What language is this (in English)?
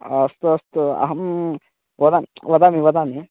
Sanskrit